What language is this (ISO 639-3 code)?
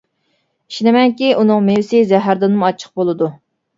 uig